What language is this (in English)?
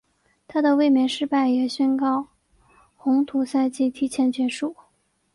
Chinese